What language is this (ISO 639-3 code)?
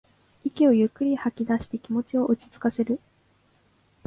jpn